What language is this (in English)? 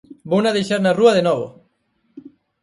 Galician